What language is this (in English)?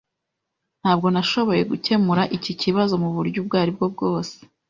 Kinyarwanda